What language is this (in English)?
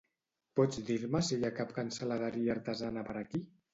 Catalan